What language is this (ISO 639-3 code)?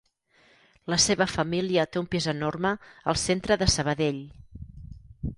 cat